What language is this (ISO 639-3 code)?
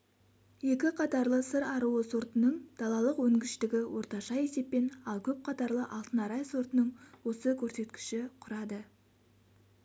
kaz